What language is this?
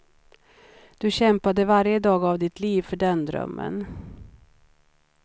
Swedish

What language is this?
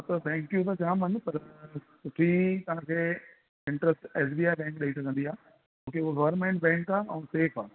Sindhi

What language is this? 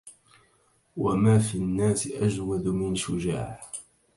Arabic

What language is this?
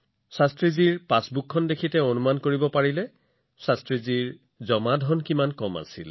Assamese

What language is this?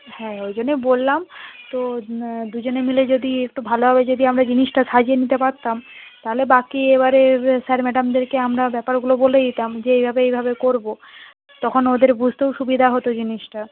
Bangla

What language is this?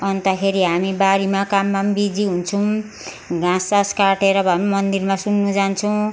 Nepali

